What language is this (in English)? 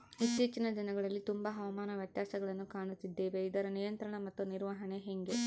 Kannada